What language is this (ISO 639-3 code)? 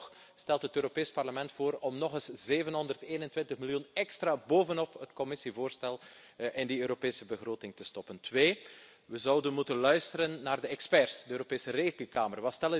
nld